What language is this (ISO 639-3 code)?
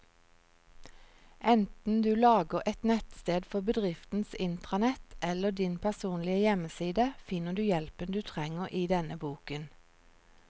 nor